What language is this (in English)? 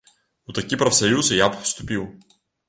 Belarusian